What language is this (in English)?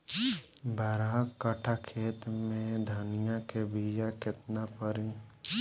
Bhojpuri